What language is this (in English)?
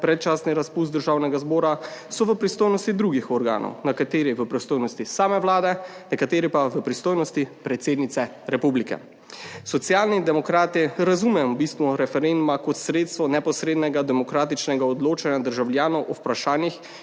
Slovenian